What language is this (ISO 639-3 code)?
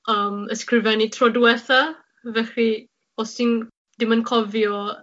cym